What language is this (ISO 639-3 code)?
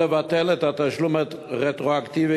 heb